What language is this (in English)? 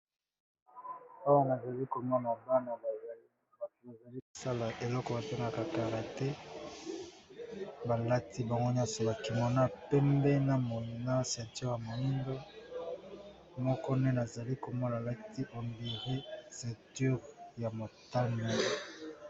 Lingala